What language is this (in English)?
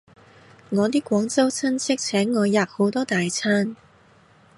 Cantonese